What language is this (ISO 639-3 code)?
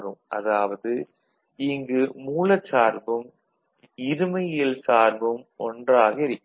tam